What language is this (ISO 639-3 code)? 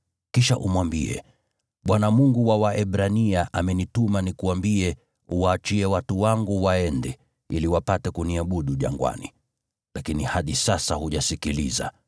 swa